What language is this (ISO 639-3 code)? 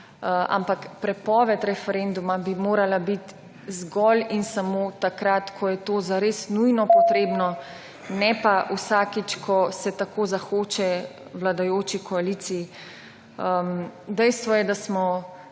slv